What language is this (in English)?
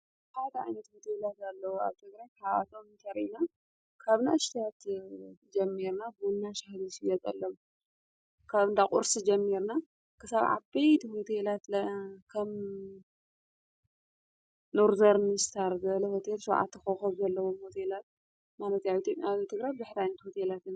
Tigrinya